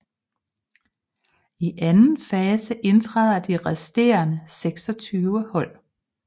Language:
Danish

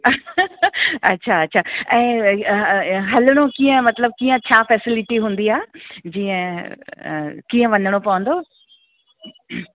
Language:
Sindhi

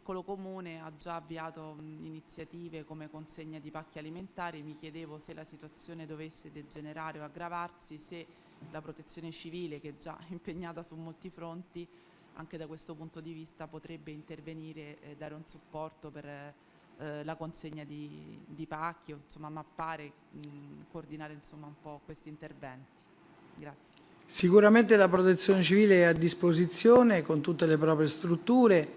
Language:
Italian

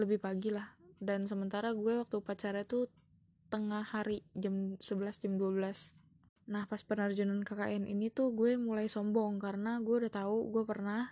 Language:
Indonesian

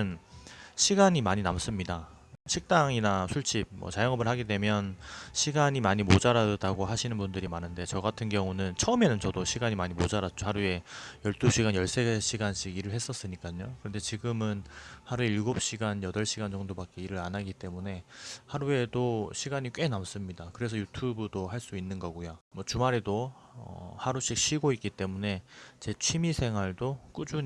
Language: Korean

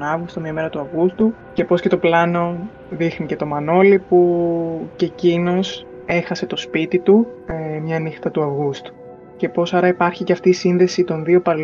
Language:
Greek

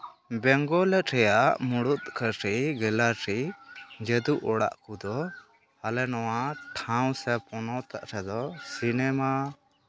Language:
Santali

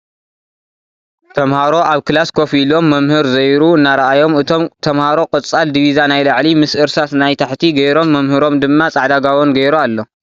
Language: Tigrinya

